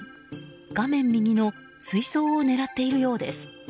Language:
Japanese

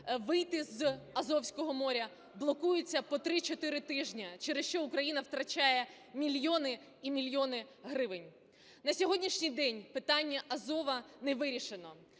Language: Ukrainian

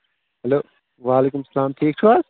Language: Kashmiri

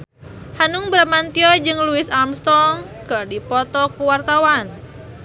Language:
Sundanese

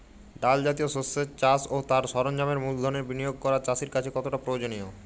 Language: Bangla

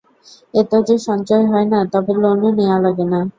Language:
Bangla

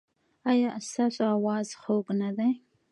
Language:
Pashto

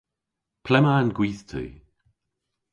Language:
Cornish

